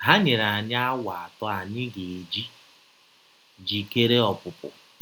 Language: Igbo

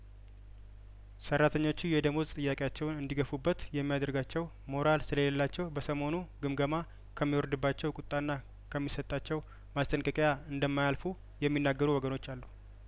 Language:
Amharic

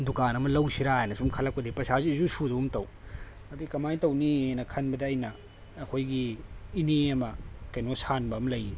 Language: Manipuri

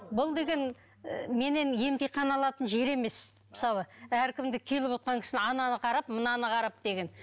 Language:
Kazakh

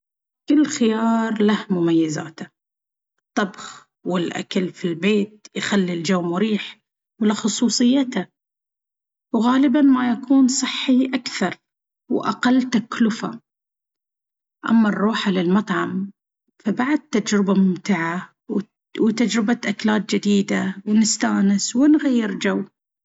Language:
Baharna Arabic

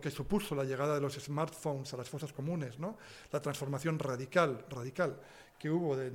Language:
Spanish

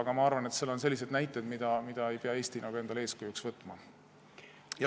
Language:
Estonian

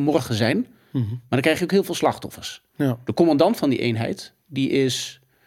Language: Dutch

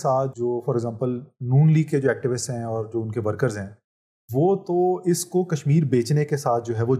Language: Urdu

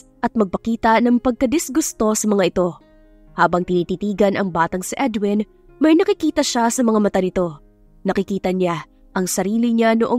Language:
Filipino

